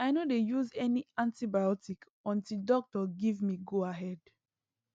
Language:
Nigerian Pidgin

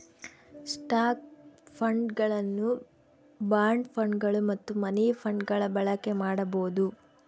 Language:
Kannada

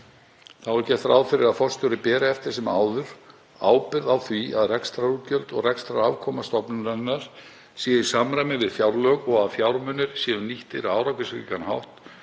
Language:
Icelandic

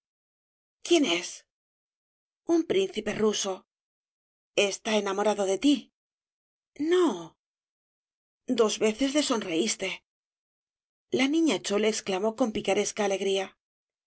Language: Spanish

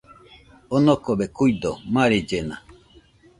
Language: Nüpode Huitoto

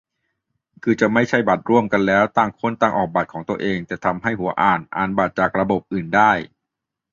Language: Thai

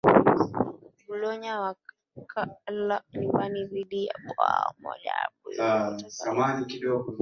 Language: Swahili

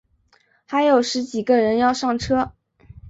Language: Chinese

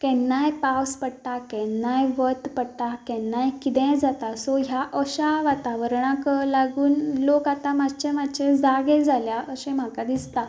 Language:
Konkani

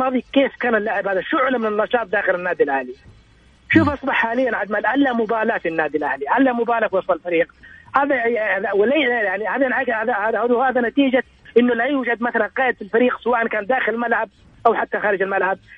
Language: Arabic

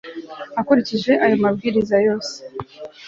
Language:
Kinyarwanda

